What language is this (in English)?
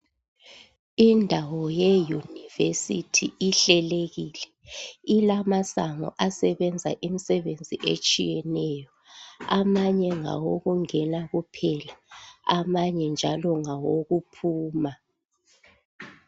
North Ndebele